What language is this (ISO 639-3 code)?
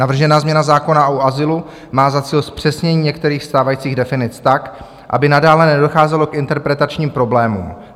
ces